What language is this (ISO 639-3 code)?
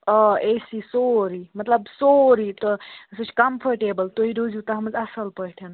kas